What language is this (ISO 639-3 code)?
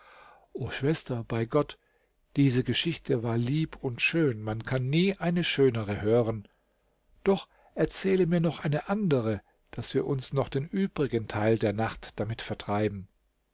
deu